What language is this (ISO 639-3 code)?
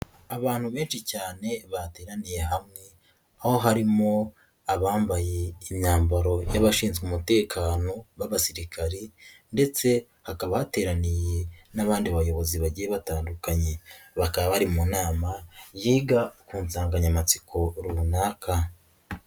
kin